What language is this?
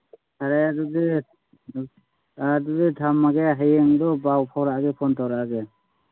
Manipuri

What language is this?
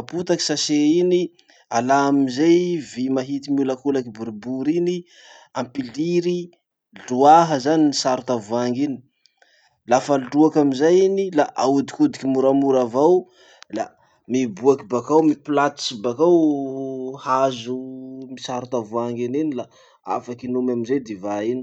Masikoro Malagasy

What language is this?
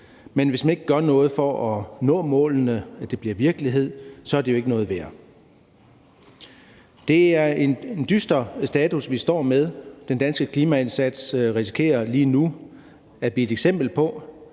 Danish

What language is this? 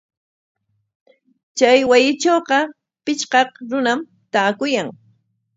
Corongo Ancash Quechua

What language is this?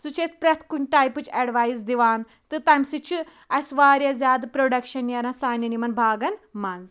Kashmiri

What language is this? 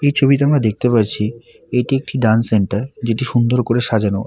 Bangla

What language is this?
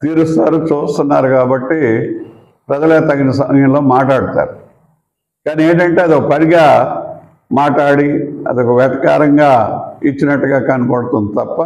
Telugu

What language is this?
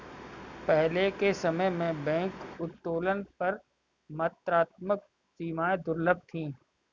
Hindi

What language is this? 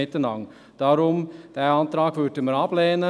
Swiss German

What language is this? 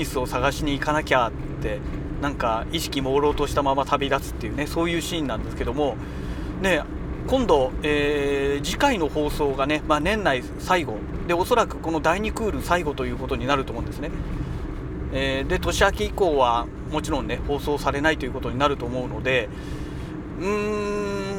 Japanese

